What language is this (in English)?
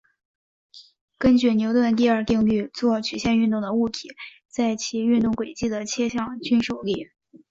Chinese